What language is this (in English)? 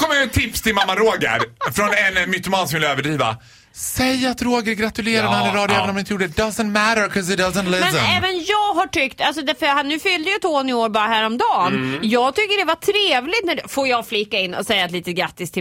Swedish